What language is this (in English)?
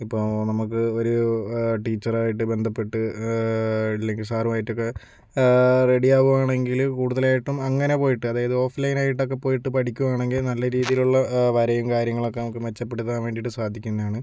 Malayalam